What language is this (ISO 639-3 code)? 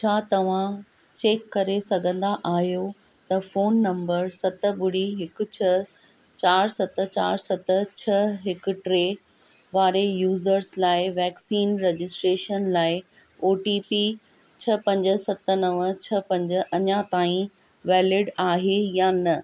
snd